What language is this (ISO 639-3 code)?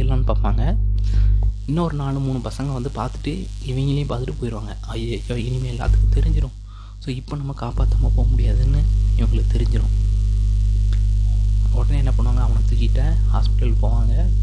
tam